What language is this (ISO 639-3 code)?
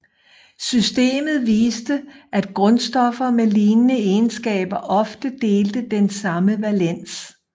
dan